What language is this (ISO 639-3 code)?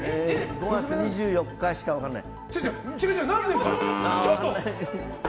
jpn